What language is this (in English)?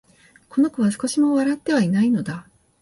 Japanese